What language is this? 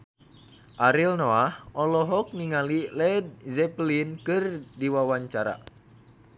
Sundanese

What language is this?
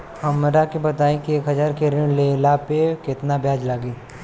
Bhojpuri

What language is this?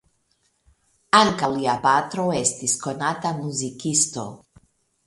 Esperanto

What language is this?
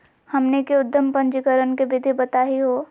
Magahi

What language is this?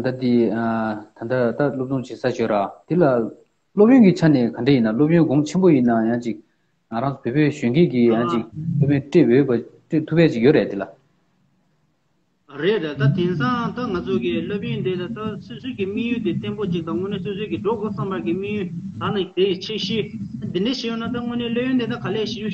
Romanian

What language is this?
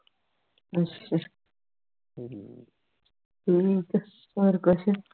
Punjabi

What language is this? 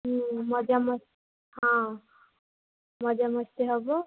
Odia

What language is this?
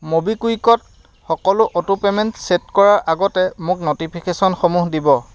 Assamese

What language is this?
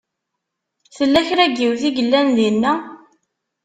Kabyle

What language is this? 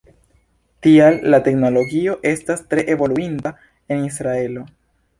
Esperanto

